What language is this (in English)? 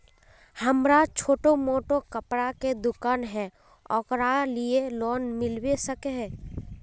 Magahi